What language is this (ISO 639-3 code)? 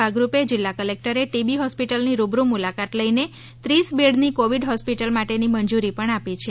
guj